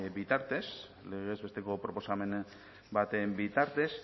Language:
Basque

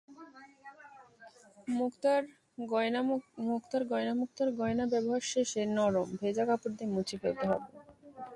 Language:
Bangla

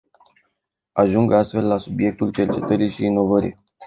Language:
Romanian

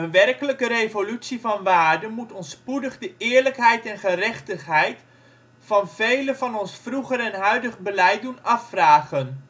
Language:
Dutch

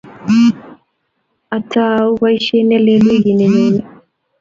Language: Kalenjin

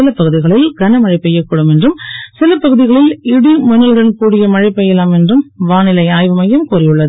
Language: Tamil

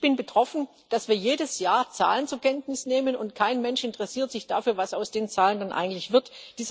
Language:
German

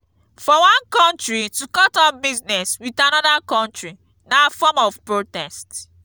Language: Nigerian Pidgin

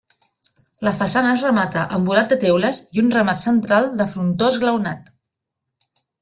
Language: Catalan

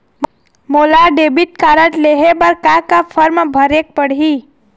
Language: Chhattisgarhi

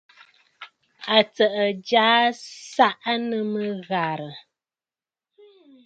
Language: Bafut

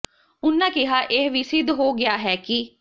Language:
Punjabi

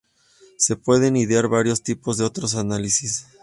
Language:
Spanish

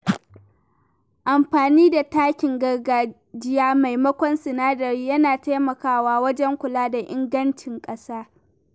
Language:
Hausa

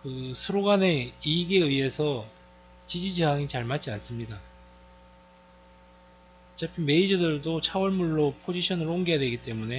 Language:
Korean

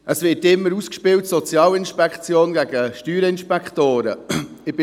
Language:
Swiss German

